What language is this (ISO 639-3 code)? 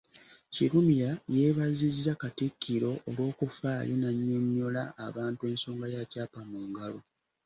lug